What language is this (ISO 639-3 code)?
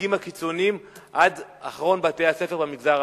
heb